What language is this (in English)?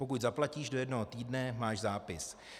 Czech